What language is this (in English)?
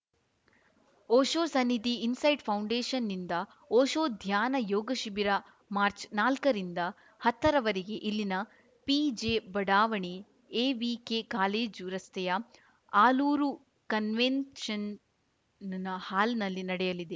Kannada